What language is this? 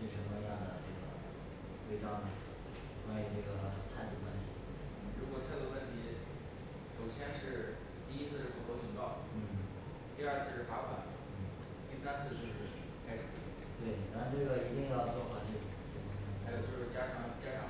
Chinese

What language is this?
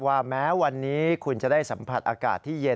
Thai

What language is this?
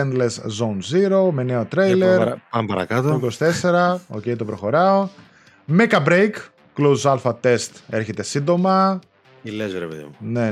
Greek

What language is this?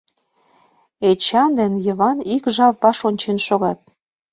Mari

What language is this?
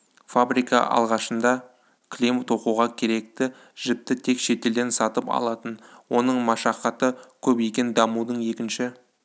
Kazakh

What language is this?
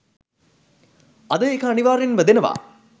Sinhala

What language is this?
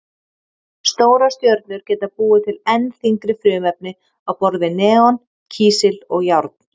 Icelandic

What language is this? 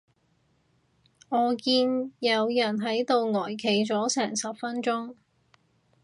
Cantonese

